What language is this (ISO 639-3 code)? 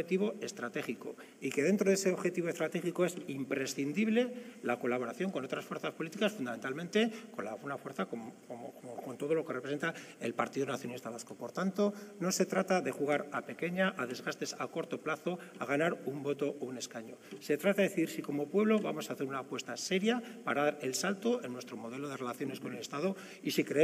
spa